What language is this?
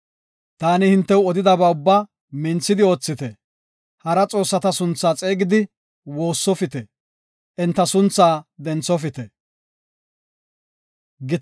Gofa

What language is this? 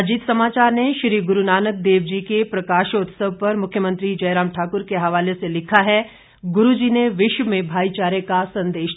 Hindi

